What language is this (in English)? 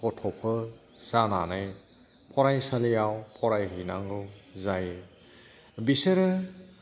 Bodo